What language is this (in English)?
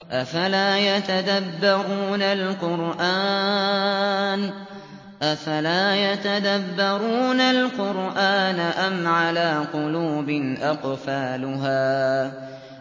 Arabic